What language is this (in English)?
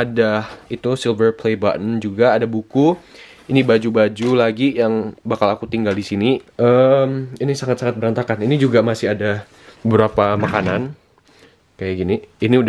Indonesian